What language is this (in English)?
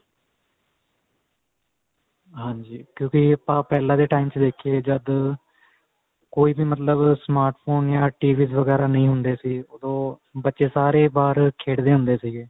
Punjabi